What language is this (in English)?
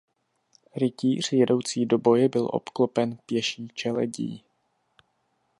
Czech